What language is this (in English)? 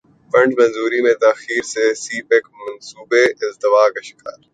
Urdu